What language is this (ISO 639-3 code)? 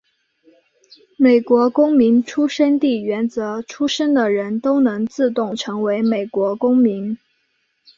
zho